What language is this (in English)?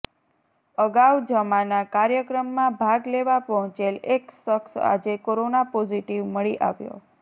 Gujarati